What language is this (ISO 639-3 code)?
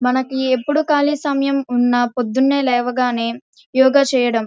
tel